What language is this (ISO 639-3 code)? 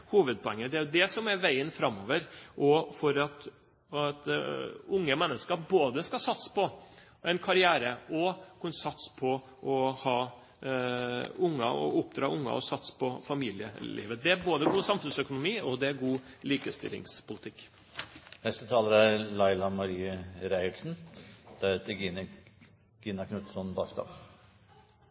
nor